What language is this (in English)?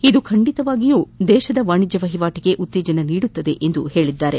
Kannada